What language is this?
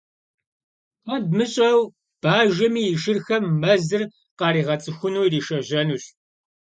Kabardian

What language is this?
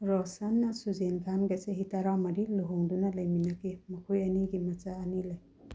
Manipuri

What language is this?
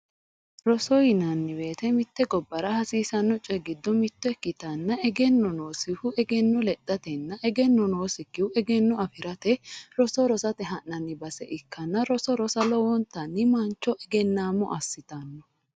Sidamo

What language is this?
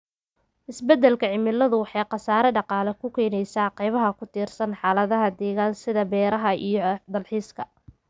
Somali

